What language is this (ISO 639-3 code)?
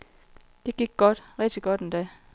dan